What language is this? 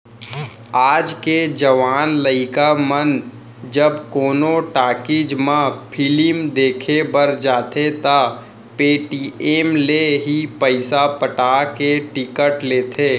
Chhattisgarhi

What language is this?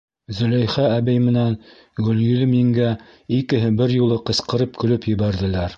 Bashkir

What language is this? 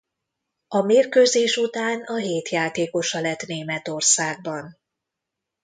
Hungarian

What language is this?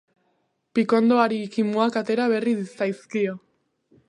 Basque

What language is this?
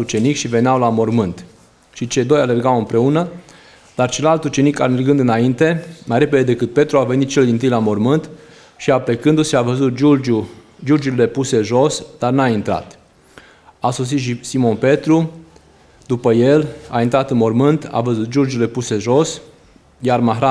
Romanian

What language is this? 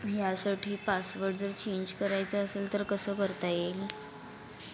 Marathi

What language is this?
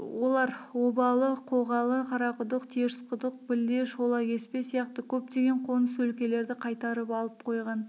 Kazakh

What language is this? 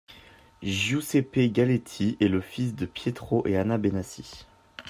French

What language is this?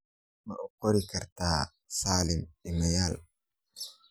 Somali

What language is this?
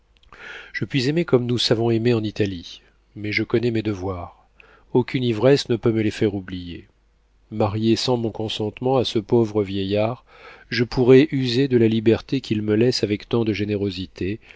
French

